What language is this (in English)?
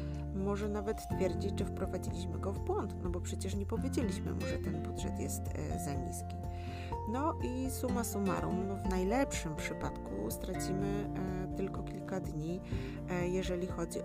Polish